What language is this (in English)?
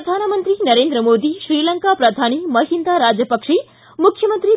Kannada